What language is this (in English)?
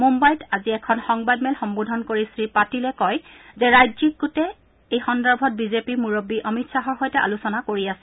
Assamese